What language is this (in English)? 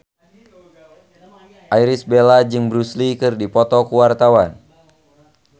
Sundanese